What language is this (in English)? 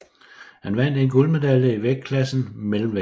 Danish